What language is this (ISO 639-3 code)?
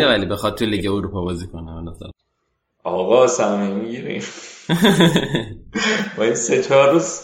fas